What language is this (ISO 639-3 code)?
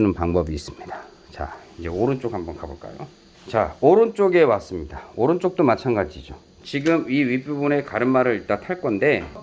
kor